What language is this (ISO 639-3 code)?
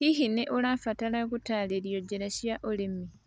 kik